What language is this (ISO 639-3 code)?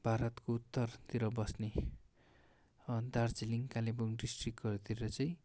nep